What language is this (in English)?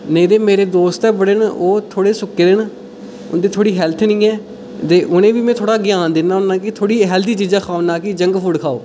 Dogri